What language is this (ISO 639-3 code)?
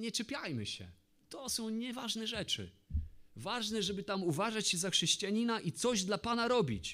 pol